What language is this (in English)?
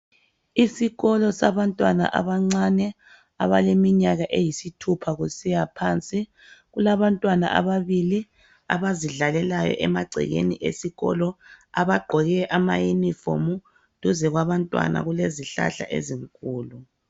North Ndebele